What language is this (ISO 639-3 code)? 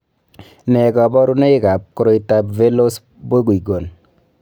kln